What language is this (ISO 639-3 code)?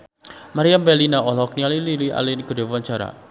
sun